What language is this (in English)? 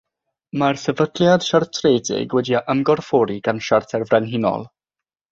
Welsh